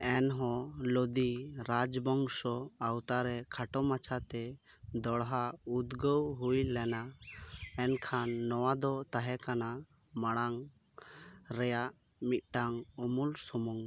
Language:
Santali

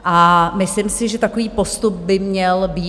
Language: Czech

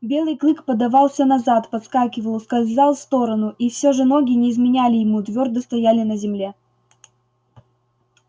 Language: Russian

